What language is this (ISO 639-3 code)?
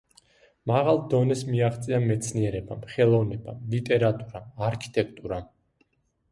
kat